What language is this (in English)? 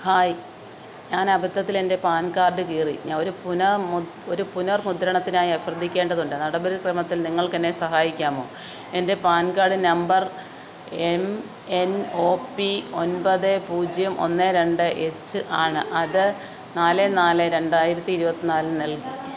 Malayalam